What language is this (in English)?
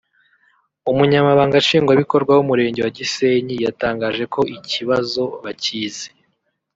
Kinyarwanda